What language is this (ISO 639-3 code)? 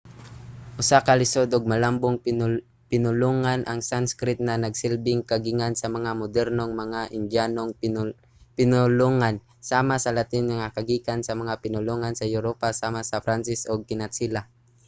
ceb